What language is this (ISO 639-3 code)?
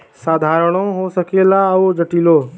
bho